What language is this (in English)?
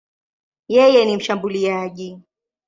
Swahili